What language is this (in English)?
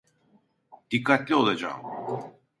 Turkish